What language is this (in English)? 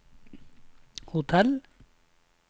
Norwegian